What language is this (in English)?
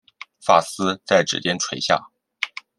Chinese